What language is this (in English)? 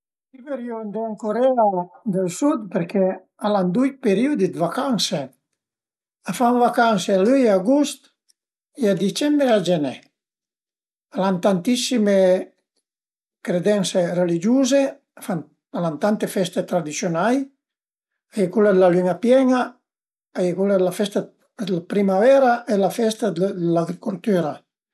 Piedmontese